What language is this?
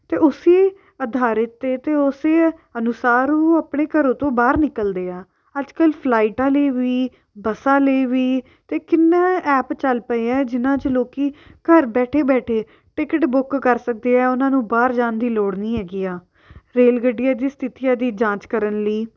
Punjabi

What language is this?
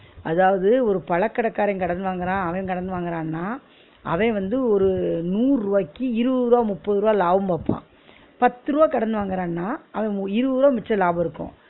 Tamil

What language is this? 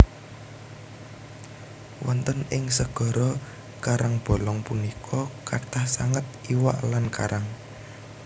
Javanese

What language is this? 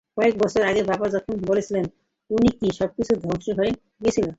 Bangla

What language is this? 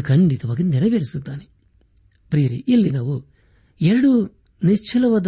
Kannada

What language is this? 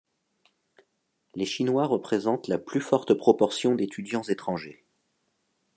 French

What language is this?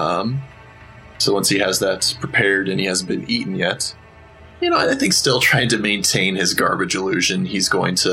English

